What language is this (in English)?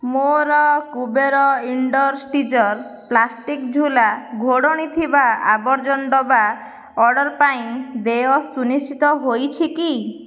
Odia